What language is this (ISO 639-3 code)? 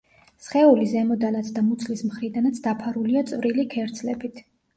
kat